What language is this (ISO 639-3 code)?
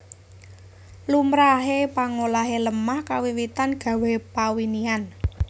jav